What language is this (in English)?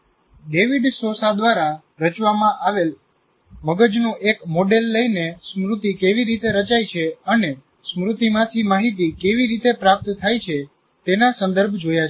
Gujarati